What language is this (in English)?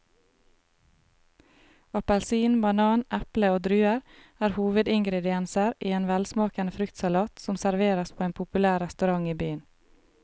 Norwegian